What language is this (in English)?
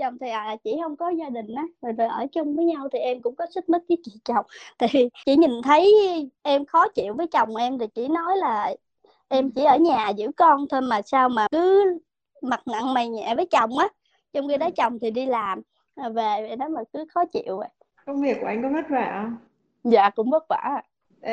Vietnamese